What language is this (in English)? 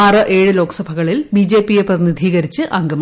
Malayalam